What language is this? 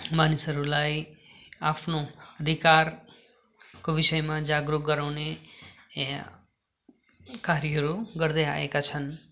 Nepali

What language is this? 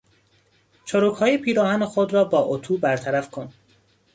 Persian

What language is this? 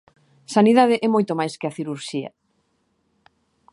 Galician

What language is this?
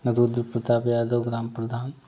Hindi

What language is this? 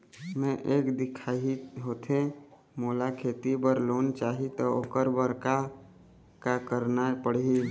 Chhattisgarhi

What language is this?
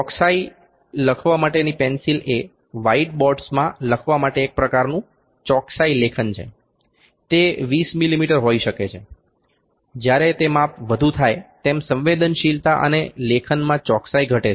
Gujarati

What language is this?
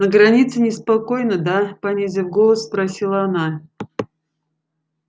Russian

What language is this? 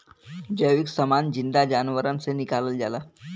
Bhojpuri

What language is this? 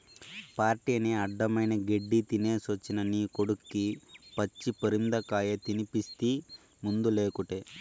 Telugu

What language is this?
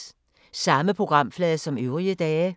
Danish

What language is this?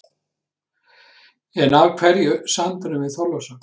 Icelandic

